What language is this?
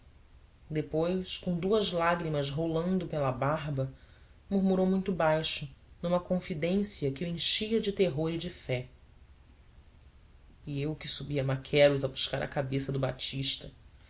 Portuguese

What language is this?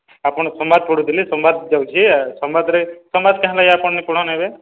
Odia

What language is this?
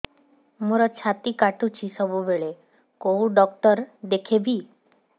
Odia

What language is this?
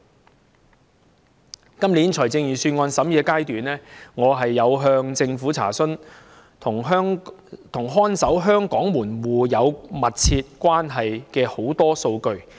Cantonese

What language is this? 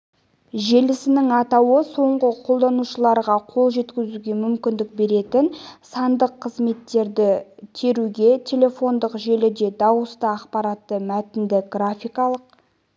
Kazakh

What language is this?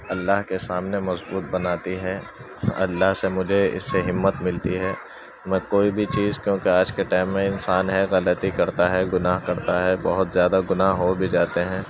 Urdu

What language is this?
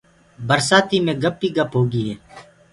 Gurgula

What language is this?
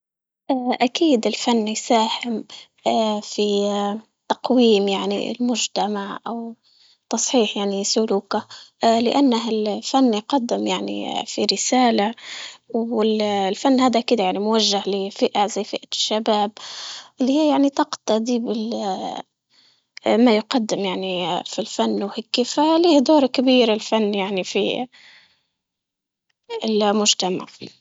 Libyan Arabic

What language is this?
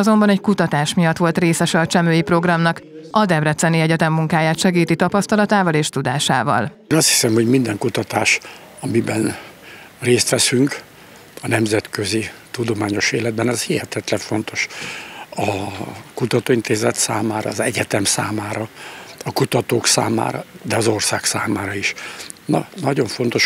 Hungarian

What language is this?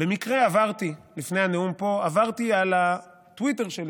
Hebrew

